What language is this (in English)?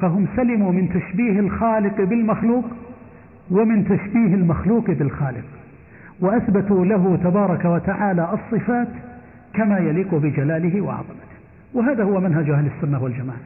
Arabic